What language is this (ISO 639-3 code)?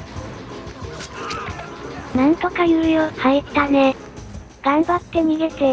jpn